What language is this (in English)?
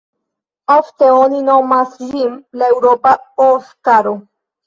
Esperanto